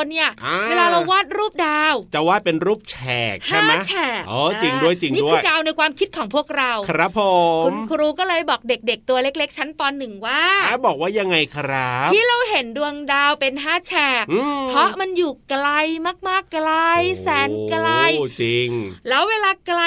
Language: Thai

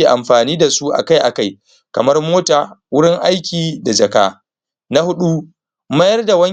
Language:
Hausa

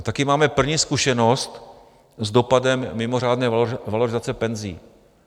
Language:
Czech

